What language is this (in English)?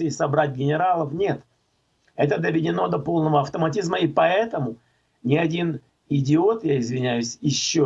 Russian